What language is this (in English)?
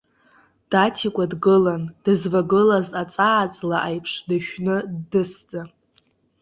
Abkhazian